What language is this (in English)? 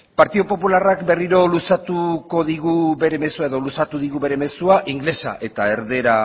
Basque